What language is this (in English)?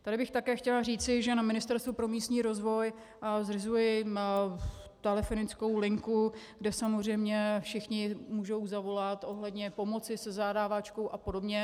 Czech